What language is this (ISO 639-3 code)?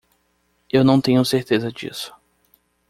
por